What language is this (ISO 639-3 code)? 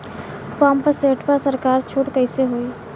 bho